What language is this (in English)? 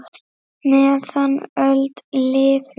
Icelandic